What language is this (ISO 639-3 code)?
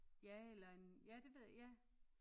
dan